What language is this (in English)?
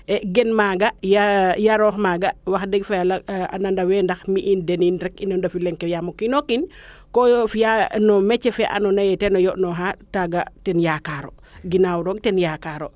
Serer